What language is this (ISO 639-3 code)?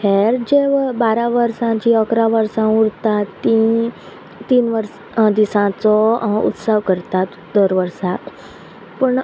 kok